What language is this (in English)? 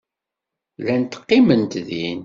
Kabyle